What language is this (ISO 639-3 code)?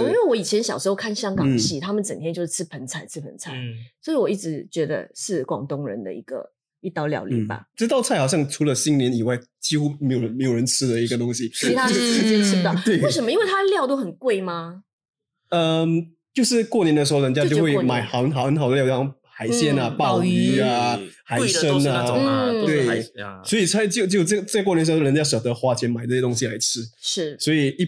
zho